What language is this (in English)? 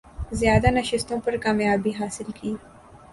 Urdu